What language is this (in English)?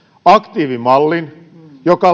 Finnish